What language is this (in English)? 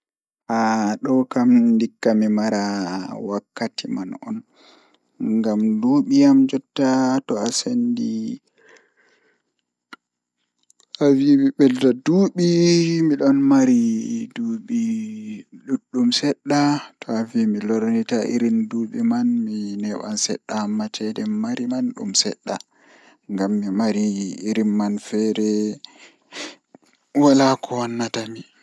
Fula